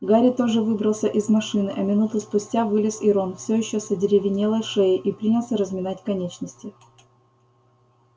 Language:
Russian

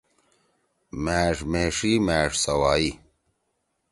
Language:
Torwali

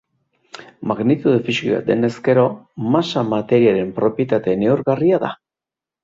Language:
Basque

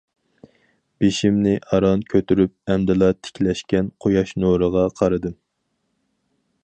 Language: Uyghur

